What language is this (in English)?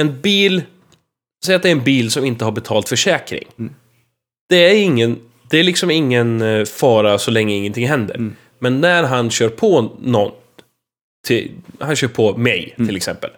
Swedish